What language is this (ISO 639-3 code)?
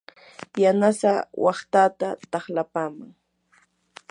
qur